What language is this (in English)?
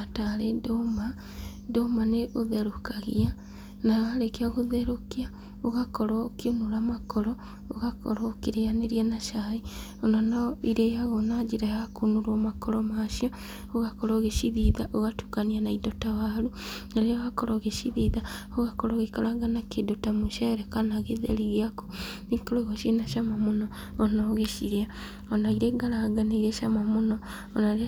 Kikuyu